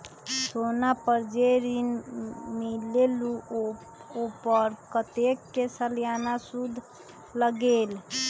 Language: Magahi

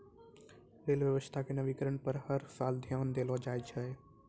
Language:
Maithili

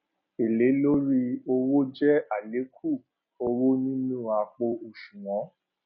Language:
Yoruba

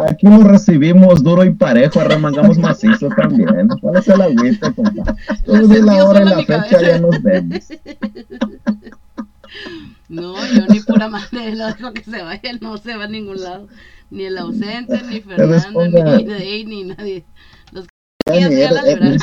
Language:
Spanish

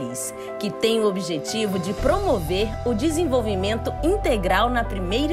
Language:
Portuguese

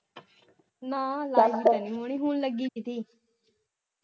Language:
Punjabi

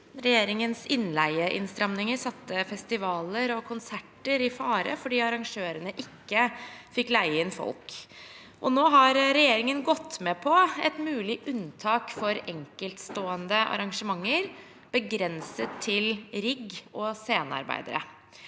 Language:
Norwegian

